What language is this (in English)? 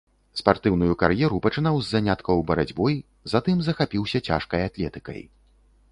Belarusian